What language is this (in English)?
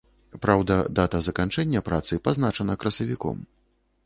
Belarusian